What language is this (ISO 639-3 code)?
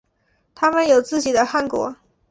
zho